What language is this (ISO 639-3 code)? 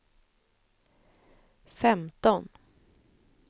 swe